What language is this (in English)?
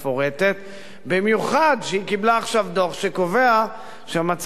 Hebrew